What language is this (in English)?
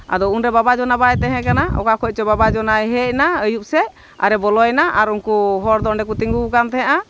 Santali